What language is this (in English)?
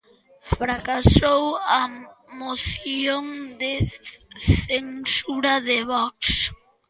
Galician